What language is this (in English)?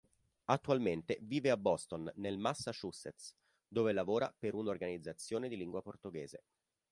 Italian